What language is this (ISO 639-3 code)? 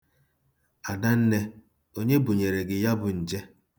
ibo